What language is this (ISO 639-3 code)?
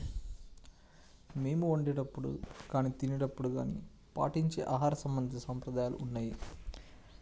tel